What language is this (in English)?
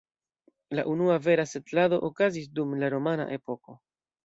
Esperanto